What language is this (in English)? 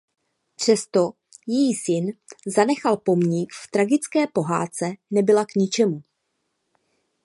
Czech